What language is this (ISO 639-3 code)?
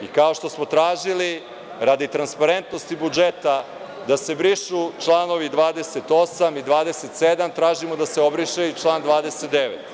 srp